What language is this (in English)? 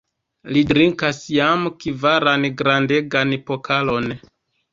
Esperanto